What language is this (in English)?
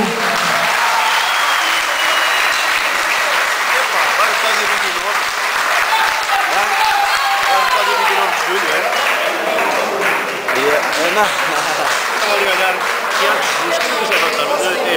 Portuguese